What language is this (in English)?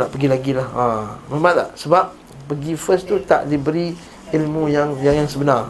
Malay